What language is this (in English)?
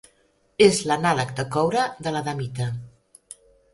Catalan